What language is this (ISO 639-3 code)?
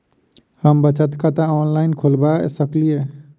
mai